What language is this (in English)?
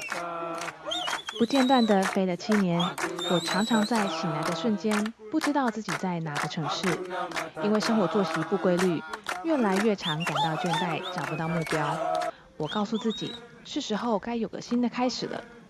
Chinese